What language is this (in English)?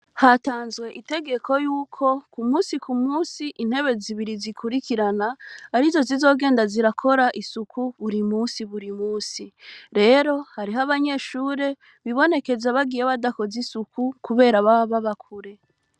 Rundi